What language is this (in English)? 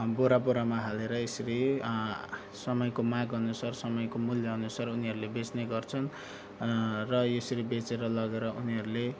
Nepali